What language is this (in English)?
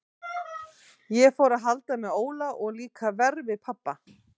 Icelandic